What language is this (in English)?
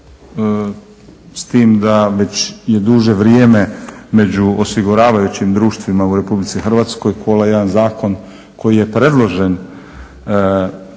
Croatian